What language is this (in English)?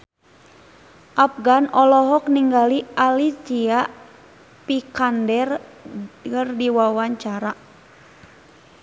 Sundanese